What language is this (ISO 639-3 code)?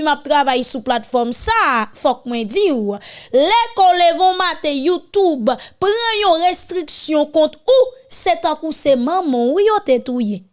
fra